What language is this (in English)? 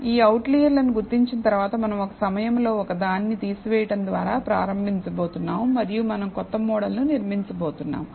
Telugu